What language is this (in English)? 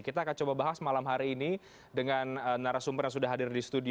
Indonesian